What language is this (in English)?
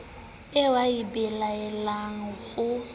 Southern Sotho